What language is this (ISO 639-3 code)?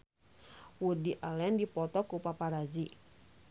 sun